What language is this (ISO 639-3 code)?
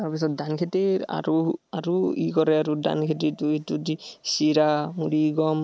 asm